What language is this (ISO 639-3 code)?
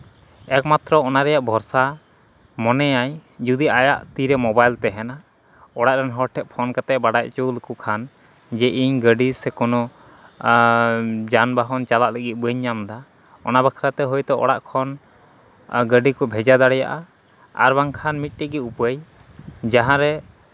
sat